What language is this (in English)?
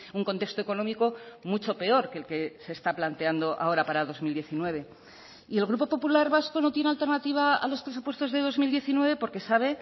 Spanish